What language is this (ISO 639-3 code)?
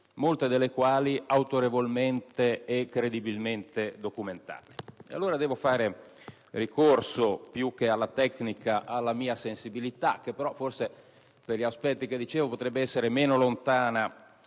ita